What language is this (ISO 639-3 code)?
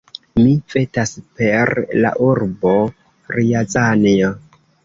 epo